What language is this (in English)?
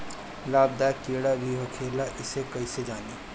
Bhojpuri